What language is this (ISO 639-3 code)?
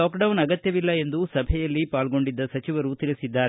kan